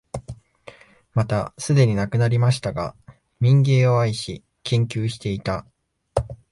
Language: Japanese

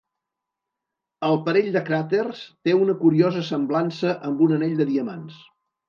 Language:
Catalan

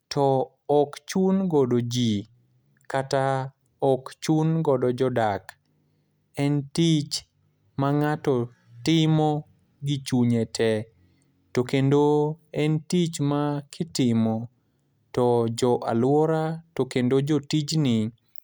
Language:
Luo (Kenya and Tanzania)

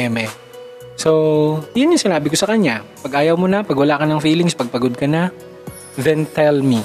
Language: Filipino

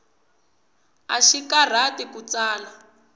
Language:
Tsonga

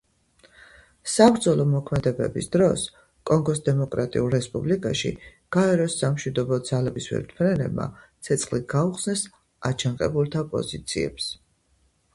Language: Georgian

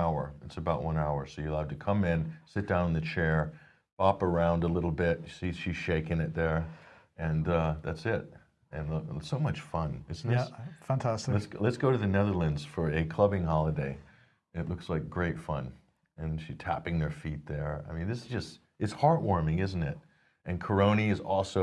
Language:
English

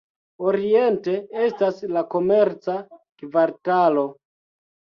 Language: Esperanto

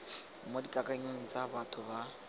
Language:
Tswana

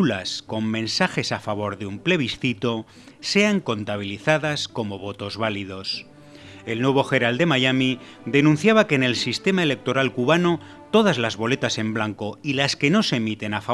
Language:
Spanish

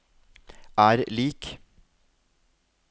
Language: Norwegian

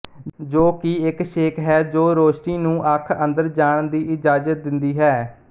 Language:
Punjabi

